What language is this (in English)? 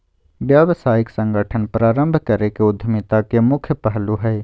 Magahi